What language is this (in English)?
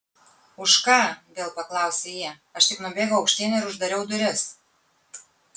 Lithuanian